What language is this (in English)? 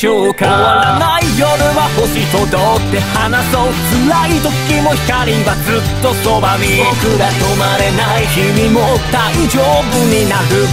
Japanese